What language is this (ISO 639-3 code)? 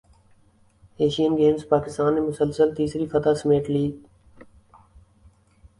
urd